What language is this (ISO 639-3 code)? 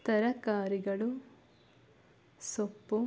kan